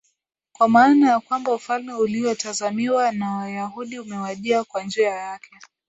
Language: Swahili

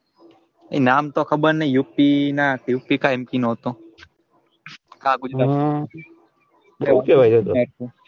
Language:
Gujarati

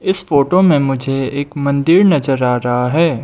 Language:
Hindi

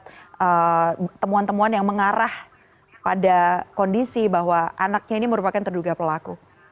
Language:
Indonesian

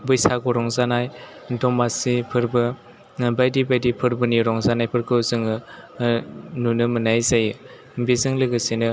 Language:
Bodo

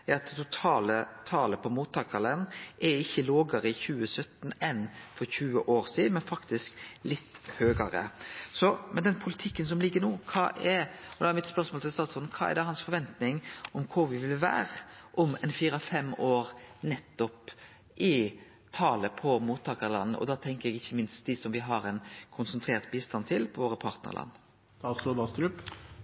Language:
Norwegian Nynorsk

